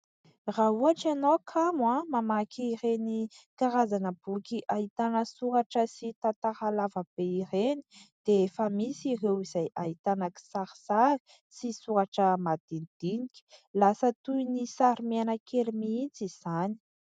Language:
Malagasy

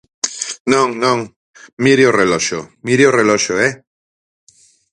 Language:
Galician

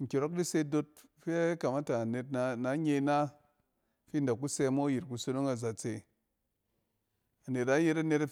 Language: Cen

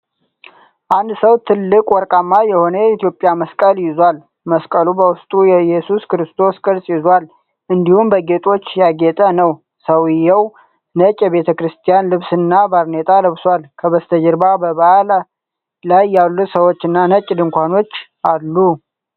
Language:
Amharic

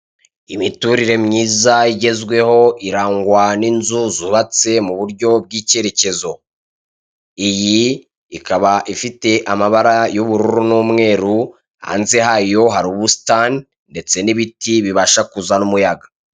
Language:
Kinyarwanda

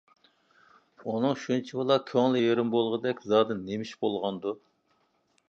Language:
Uyghur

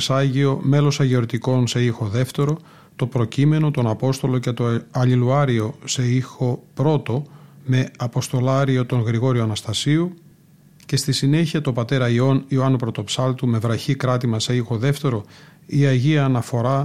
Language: Greek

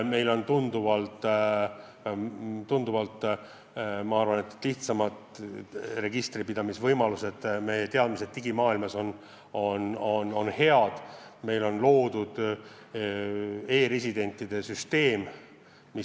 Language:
Estonian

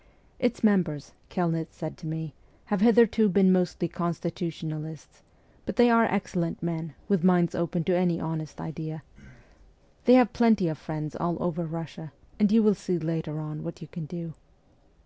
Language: English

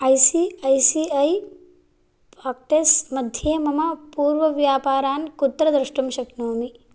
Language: Sanskrit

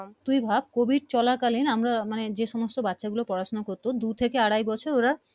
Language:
Bangla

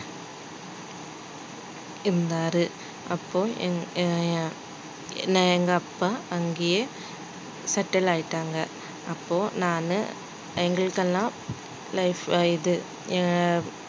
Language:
Tamil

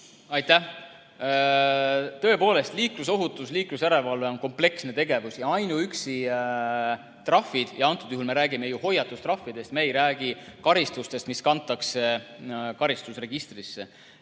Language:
Estonian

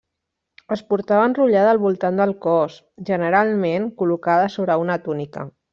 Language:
Catalan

